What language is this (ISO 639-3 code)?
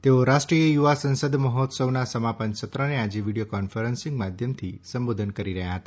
guj